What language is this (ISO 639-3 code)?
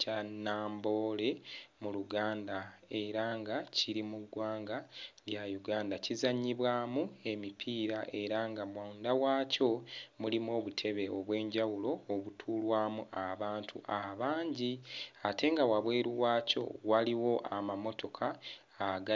lug